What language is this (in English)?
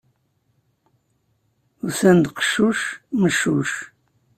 Kabyle